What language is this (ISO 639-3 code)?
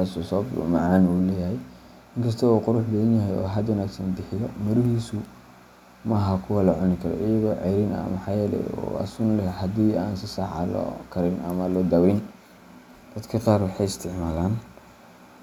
som